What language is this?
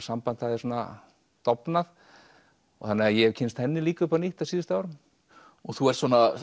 Icelandic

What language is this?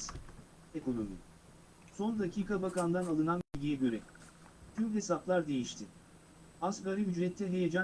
Turkish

